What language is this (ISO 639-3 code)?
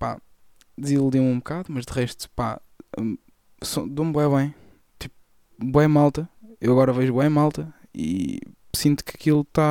por